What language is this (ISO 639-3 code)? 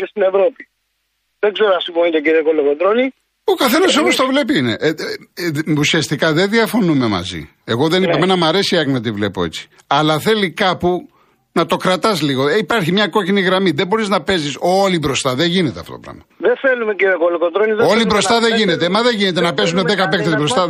ell